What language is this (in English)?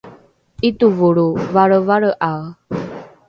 Rukai